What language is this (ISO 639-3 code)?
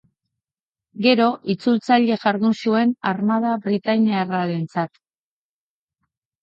eus